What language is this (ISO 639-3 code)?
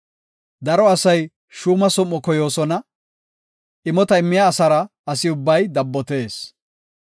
gof